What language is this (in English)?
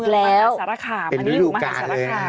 Thai